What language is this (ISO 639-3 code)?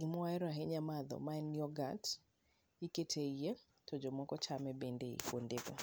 luo